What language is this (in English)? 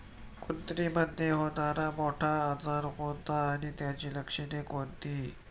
Marathi